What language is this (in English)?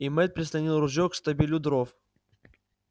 Russian